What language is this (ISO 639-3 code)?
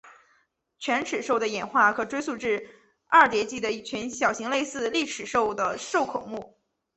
zho